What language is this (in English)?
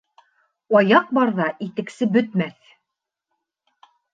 Bashkir